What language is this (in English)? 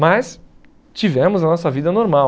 Portuguese